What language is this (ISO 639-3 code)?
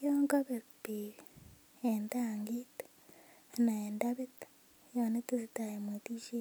kln